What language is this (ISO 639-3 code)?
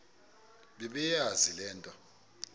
xho